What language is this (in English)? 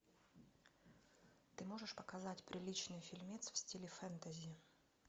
Russian